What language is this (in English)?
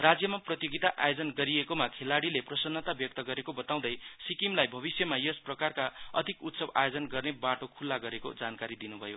Nepali